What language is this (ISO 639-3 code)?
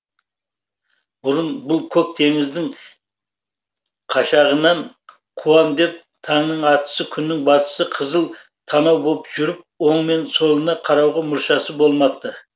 kaz